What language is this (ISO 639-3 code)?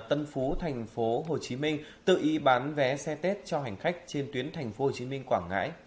vie